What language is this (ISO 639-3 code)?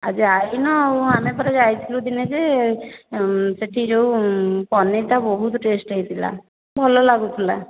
ori